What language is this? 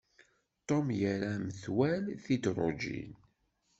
Kabyle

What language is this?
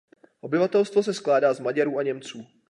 Czech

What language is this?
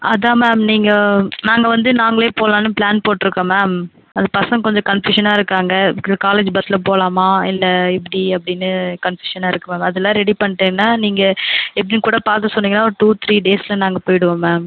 Tamil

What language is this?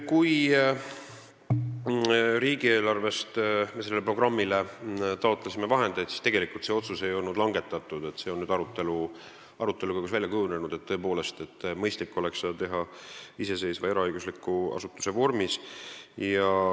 Estonian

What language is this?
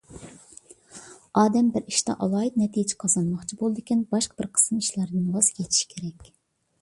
Uyghur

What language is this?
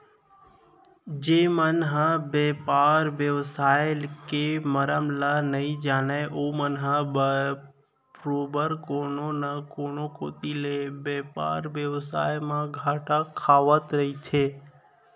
Chhattisgarhi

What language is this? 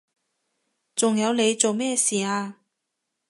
Cantonese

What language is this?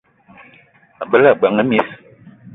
Eton (Cameroon)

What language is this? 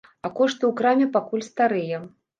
Belarusian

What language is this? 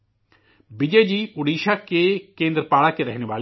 Urdu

